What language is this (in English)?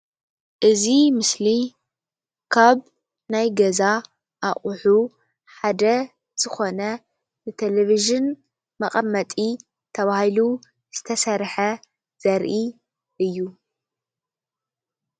Tigrinya